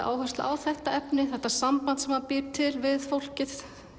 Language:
Icelandic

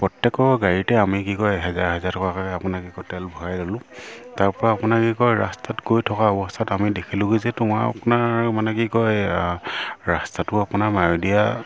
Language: Assamese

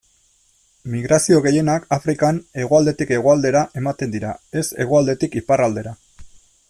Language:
Basque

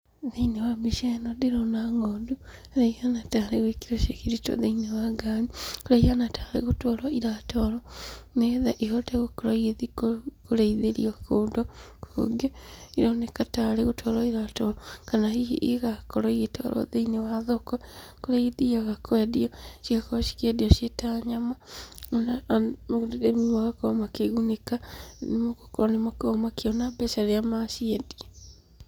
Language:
Kikuyu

